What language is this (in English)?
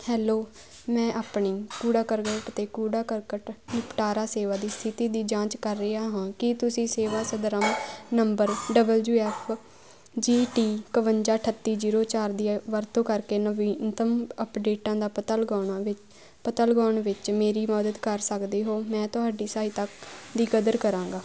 Punjabi